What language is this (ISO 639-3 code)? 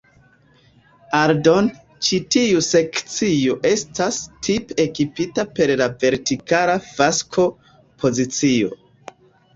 epo